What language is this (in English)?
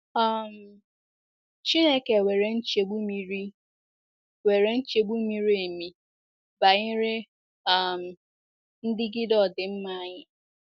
Igbo